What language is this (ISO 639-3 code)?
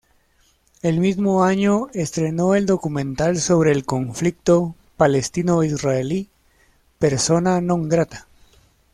spa